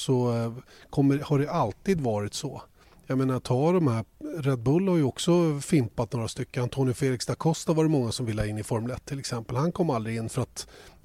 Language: Swedish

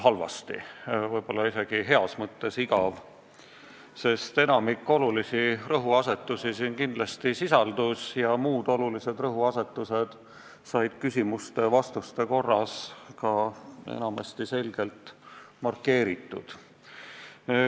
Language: Estonian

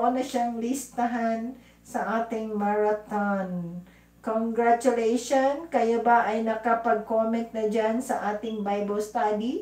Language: Filipino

